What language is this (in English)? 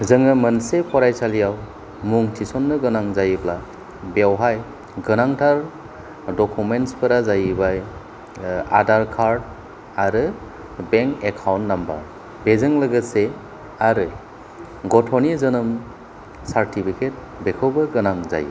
Bodo